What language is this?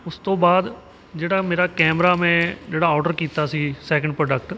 Punjabi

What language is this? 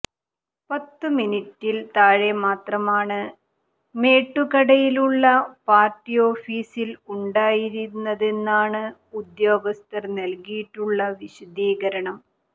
Malayalam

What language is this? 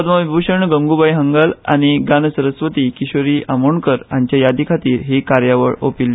Konkani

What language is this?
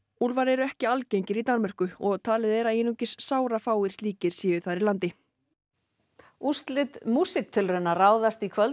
Icelandic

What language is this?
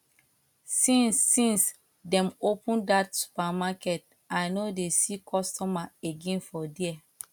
Nigerian Pidgin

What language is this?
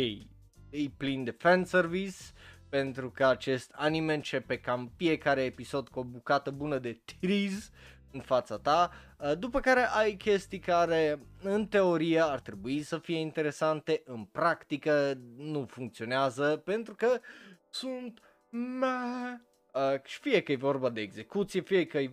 Romanian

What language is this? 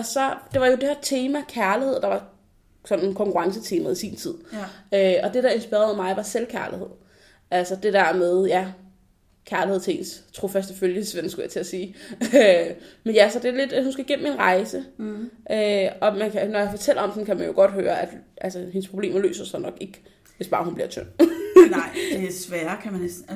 Danish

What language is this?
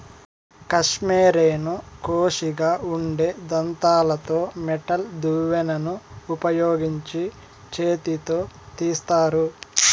Telugu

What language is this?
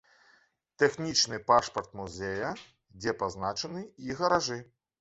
Belarusian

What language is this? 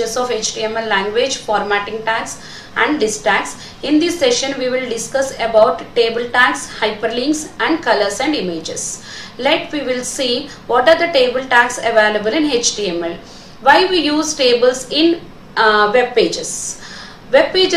Hindi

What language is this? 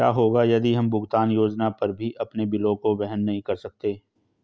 Hindi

